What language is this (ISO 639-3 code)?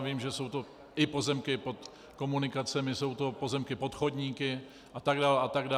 ces